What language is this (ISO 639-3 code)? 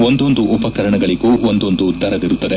kan